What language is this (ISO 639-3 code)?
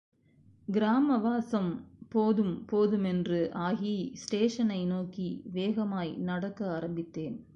tam